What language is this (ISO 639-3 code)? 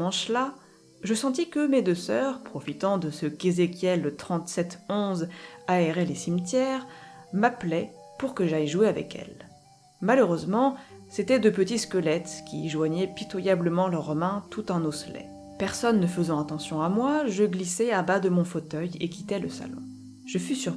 fra